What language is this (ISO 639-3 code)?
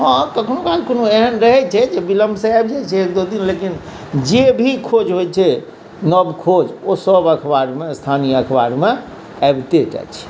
mai